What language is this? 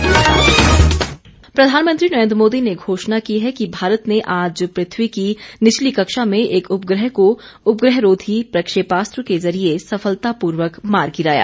Hindi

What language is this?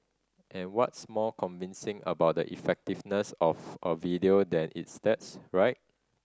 English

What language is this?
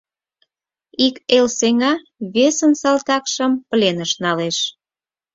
Mari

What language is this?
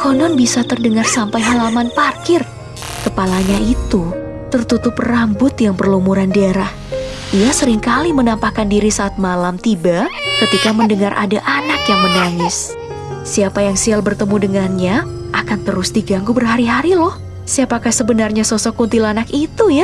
Indonesian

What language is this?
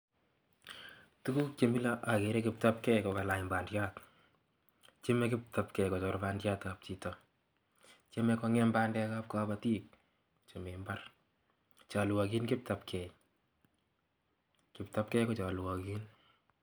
Kalenjin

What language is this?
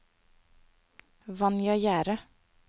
Norwegian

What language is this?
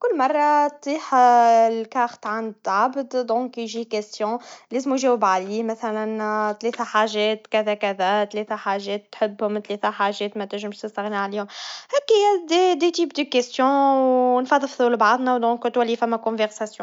Tunisian Arabic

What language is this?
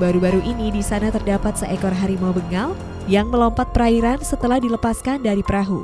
Indonesian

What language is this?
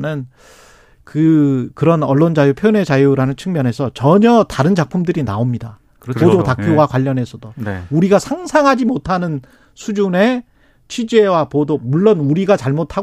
Korean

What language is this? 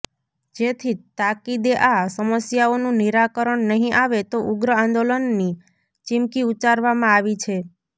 Gujarati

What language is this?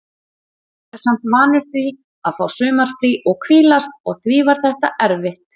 Icelandic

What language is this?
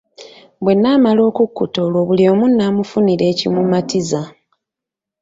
Ganda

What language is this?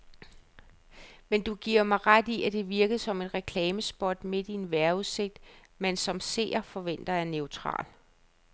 Danish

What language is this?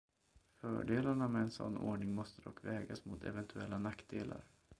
Swedish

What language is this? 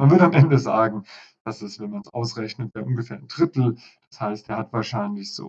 German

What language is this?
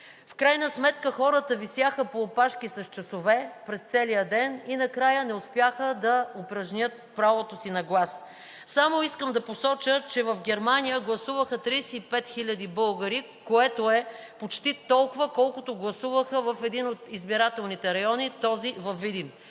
Bulgarian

